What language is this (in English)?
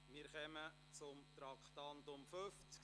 Swiss German